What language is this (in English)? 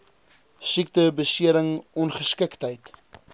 Afrikaans